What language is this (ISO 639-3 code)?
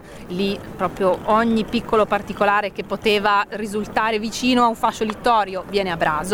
ita